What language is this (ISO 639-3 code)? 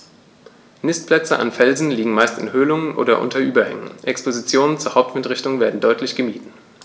deu